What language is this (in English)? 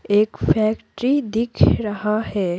Hindi